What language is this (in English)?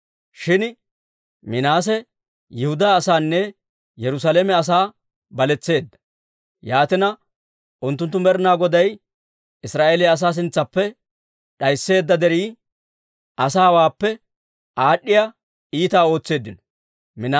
Dawro